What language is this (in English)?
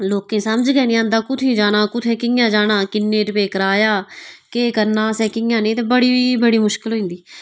Dogri